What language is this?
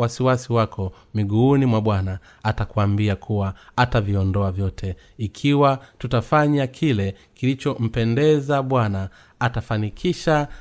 Swahili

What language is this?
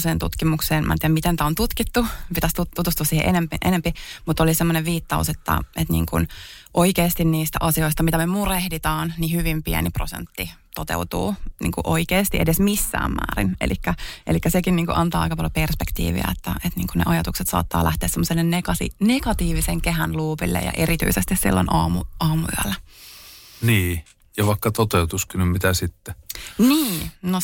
Finnish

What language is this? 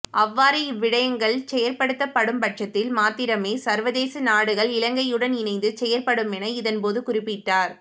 Tamil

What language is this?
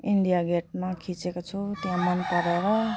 Nepali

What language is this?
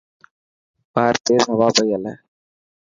Dhatki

